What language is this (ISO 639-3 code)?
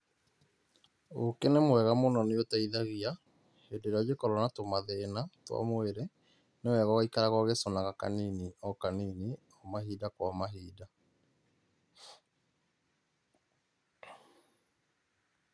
kik